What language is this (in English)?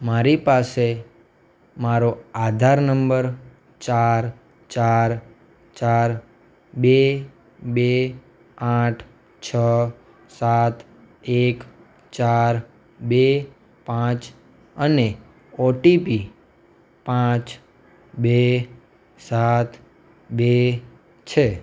Gujarati